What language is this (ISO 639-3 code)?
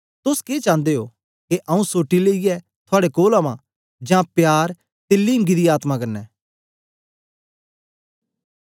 doi